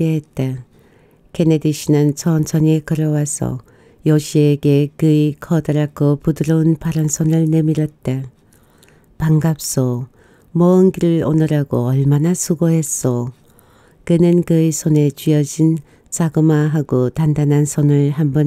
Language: Korean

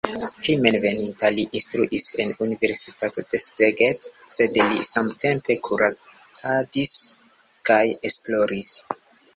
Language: Esperanto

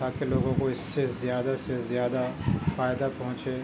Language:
Urdu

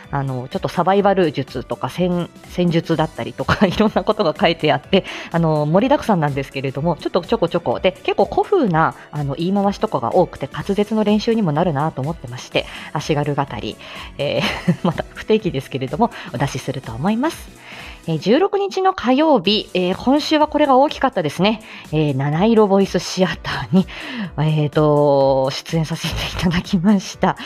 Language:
Japanese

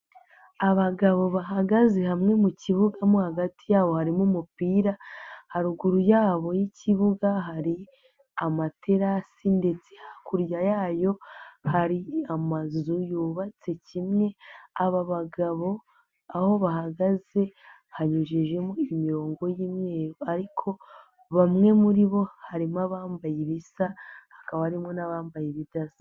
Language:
Kinyarwanda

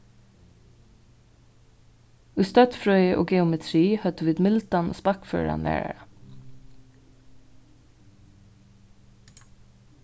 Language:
Faroese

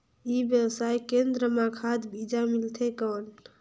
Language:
Chhattisgarhi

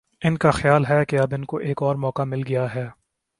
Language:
Urdu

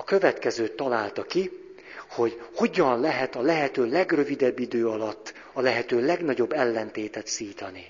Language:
Hungarian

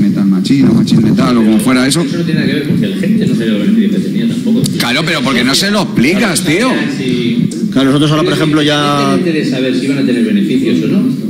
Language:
Spanish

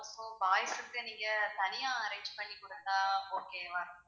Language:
Tamil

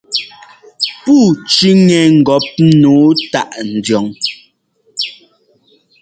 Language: Ngomba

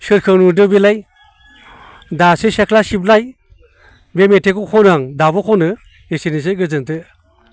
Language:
Bodo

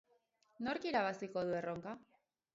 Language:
Basque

